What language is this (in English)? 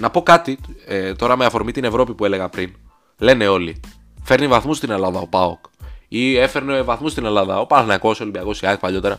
Greek